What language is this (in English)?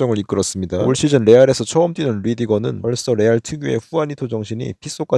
Korean